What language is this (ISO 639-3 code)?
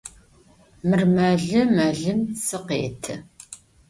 ady